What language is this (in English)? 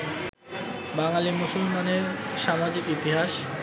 Bangla